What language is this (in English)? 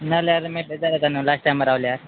Konkani